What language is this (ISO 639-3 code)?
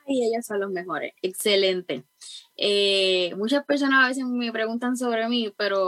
spa